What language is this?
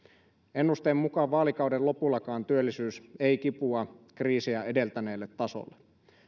Finnish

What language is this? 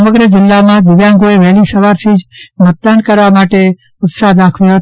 Gujarati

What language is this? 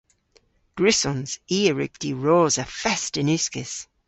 Cornish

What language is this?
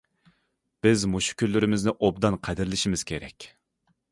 Uyghur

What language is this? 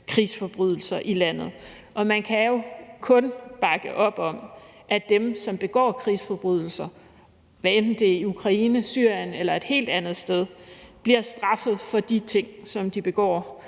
Danish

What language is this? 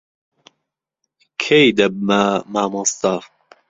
Central Kurdish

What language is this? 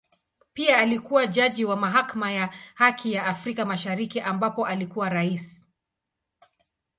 Swahili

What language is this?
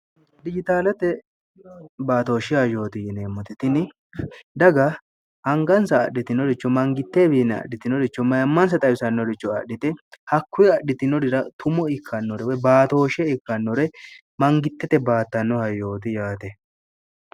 Sidamo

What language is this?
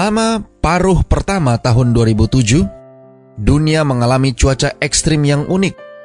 Indonesian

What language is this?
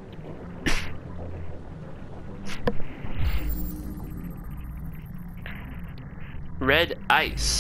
English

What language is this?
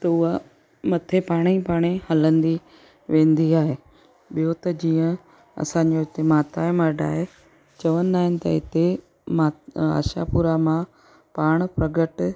Sindhi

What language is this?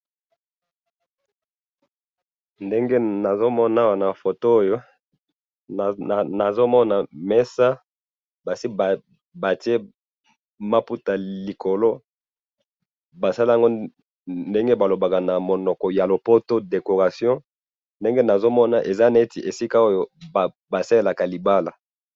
Lingala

